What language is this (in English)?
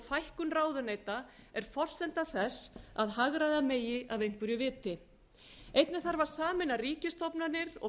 Icelandic